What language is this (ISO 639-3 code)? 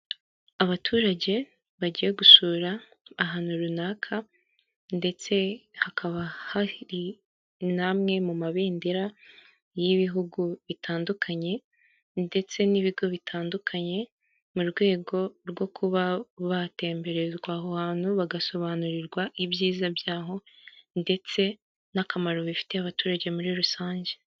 kin